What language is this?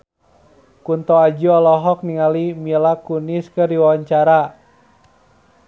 Sundanese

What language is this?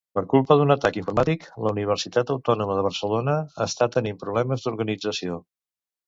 Catalan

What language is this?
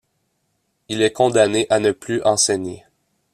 French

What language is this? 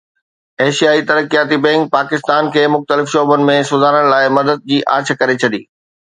Sindhi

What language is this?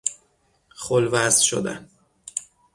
Persian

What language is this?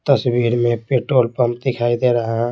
Hindi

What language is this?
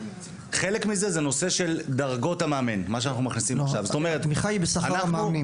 Hebrew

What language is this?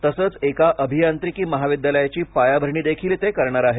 Marathi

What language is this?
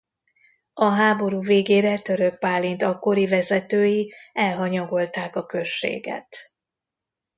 Hungarian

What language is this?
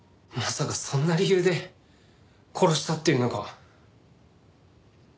Japanese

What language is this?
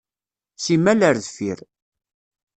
Kabyle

